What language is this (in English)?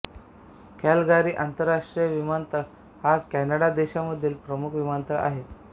Marathi